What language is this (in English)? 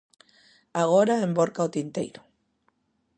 Galician